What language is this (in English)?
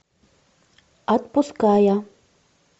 Russian